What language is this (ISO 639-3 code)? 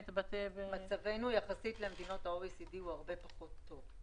heb